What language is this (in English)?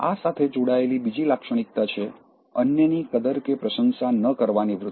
Gujarati